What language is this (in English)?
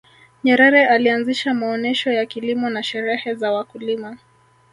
Swahili